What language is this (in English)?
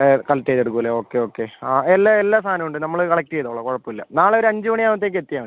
Malayalam